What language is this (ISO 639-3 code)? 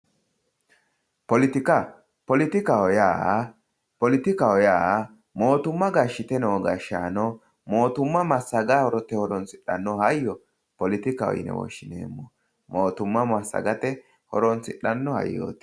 sid